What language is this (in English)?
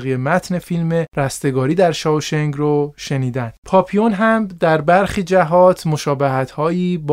Persian